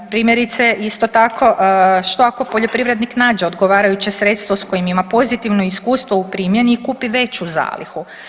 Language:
Croatian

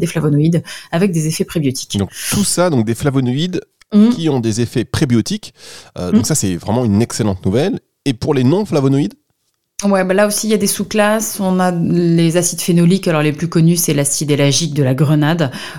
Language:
French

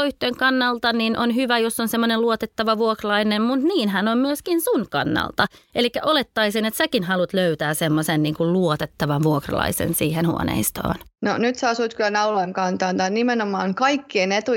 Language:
Finnish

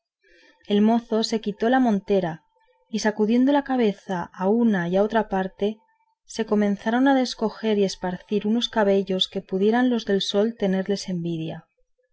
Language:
Spanish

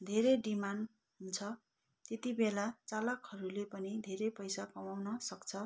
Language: Nepali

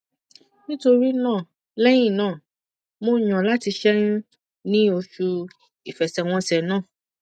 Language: Yoruba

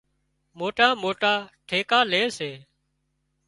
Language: Wadiyara Koli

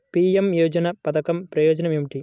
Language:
Telugu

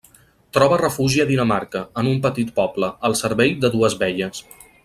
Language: Catalan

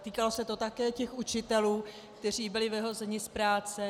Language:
Czech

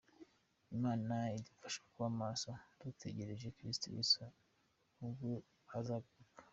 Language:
Kinyarwanda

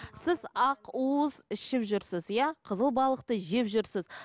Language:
Kazakh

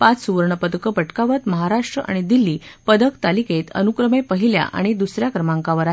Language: Marathi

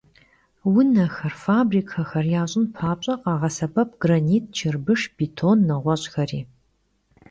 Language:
Kabardian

